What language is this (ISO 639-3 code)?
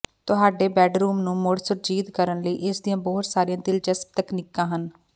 pan